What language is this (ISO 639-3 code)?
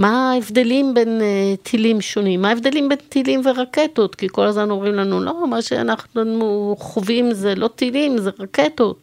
heb